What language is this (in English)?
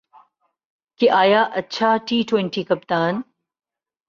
Urdu